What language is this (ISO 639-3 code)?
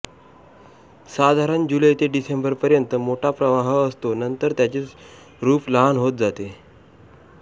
mar